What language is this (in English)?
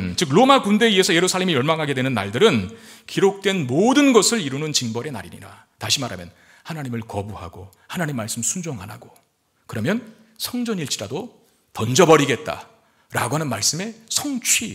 Korean